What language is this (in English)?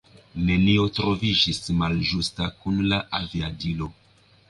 Esperanto